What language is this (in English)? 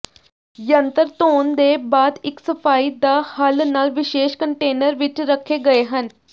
Punjabi